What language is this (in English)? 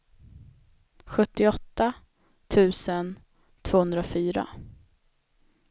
Swedish